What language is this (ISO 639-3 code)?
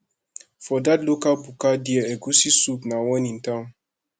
pcm